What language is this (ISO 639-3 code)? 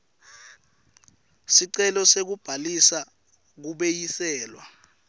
ssw